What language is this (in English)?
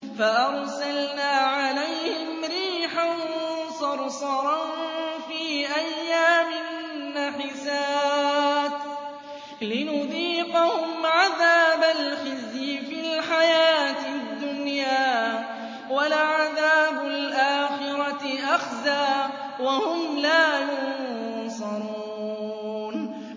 Arabic